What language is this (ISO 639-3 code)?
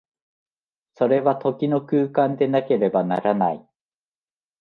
jpn